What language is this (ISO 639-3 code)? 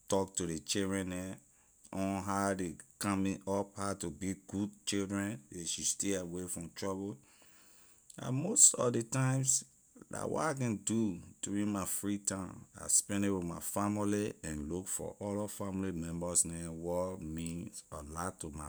lir